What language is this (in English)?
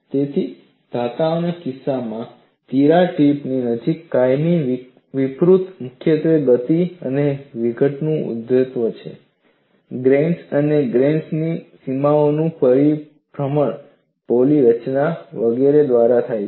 Gujarati